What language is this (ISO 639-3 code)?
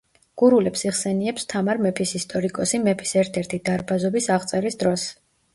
kat